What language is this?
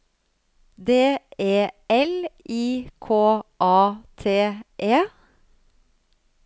Norwegian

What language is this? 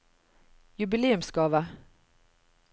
Norwegian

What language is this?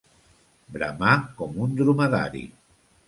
Catalan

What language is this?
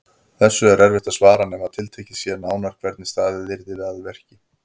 Icelandic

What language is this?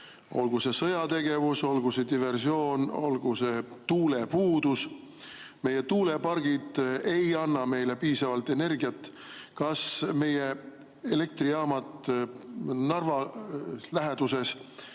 Estonian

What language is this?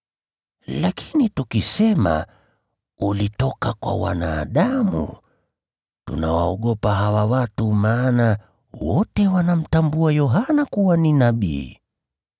Swahili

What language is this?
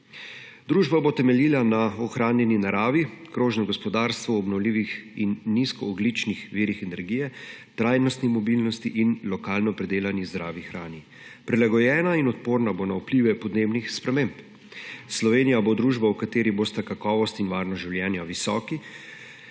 Slovenian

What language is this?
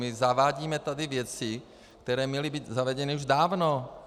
Czech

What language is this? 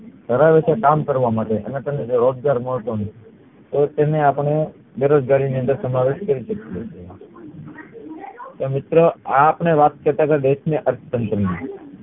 Gujarati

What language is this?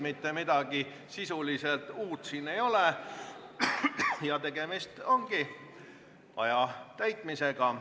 Estonian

